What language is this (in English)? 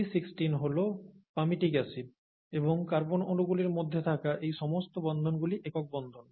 Bangla